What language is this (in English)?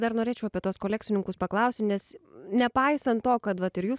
Lithuanian